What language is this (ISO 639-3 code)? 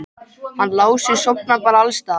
isl